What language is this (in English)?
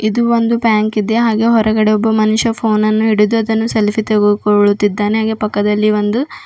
Kannada